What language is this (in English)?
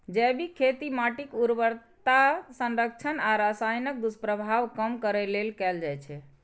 Maithili